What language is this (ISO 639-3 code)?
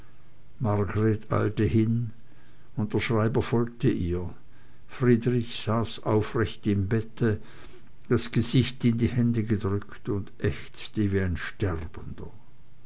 deu